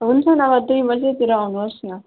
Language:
Nepali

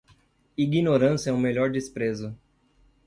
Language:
Portuguese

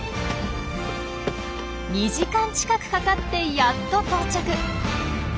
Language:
Japanese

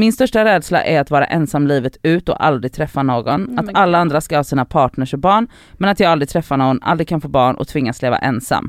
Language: Swedish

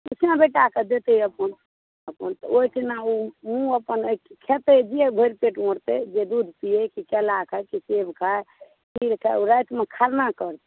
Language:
Maithili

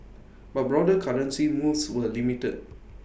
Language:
English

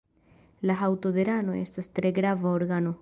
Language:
Esperanto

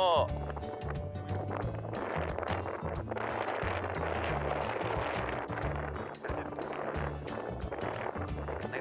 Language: Japanese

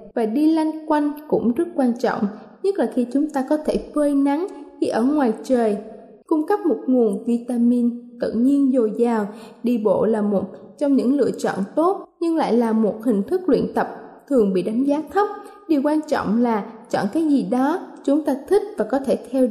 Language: Vietnamese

